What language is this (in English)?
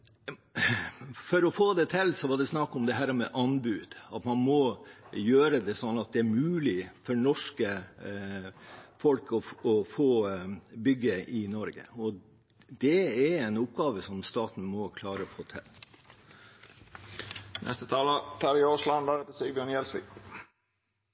Norwegian Bokmål